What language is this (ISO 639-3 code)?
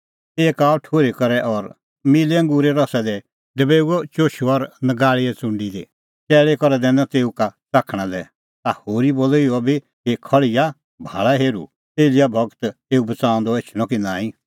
kfx